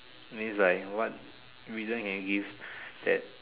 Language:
English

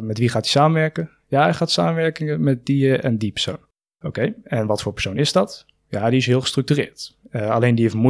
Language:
Dutch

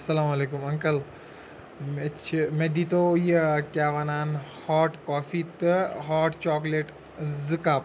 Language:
Kashmiri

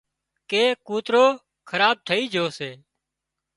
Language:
Wadiyara Koli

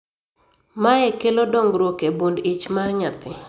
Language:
Luo (Kenya and Tanzania)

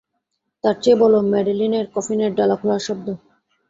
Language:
Bangla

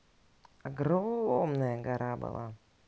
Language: Russian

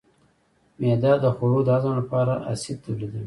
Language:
Pashto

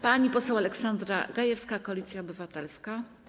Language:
Polish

